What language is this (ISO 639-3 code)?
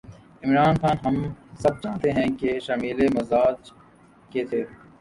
urd